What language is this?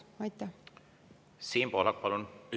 Estonian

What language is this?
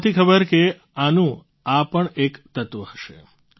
Gujarati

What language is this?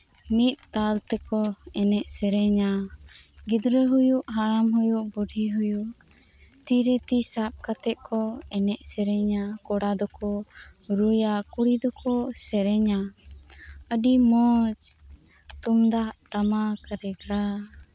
Santali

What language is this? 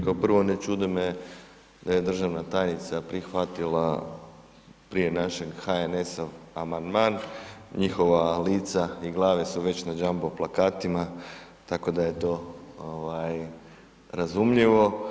Croatian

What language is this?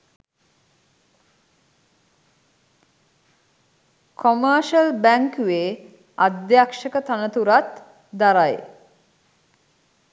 Sinhala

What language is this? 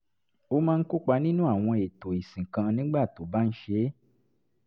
Yoruba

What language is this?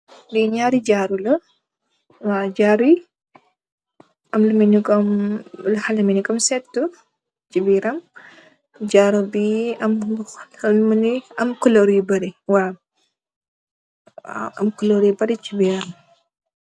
Wolof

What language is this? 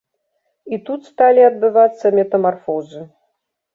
Belarusian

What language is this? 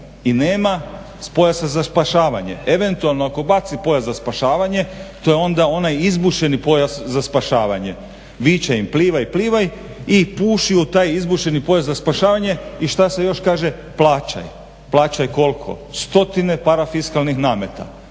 Croatian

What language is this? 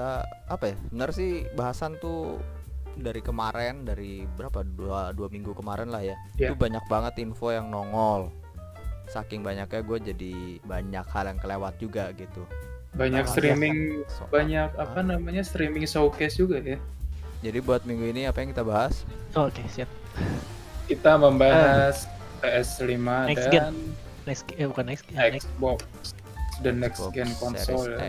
Indonesian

